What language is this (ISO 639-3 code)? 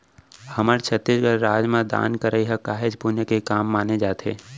hne